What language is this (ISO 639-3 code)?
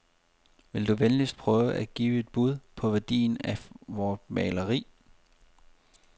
dan